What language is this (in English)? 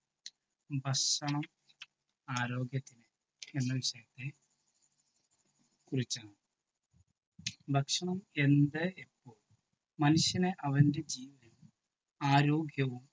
Malayalam